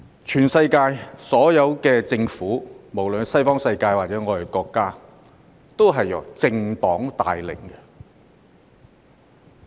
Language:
Cantonese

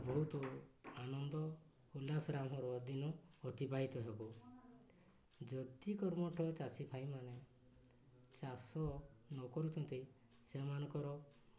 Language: Odia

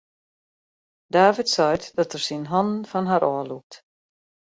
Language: Western Frisian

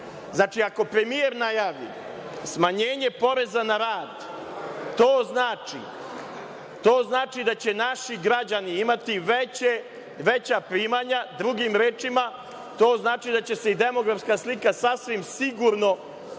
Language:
Serbian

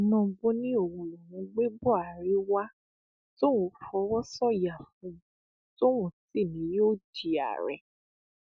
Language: Yoruba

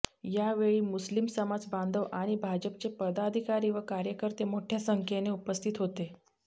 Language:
Marathi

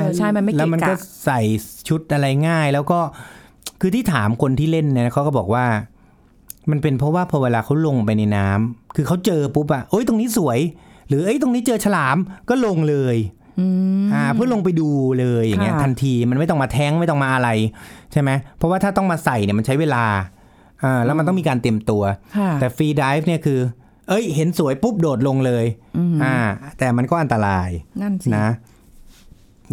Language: Thai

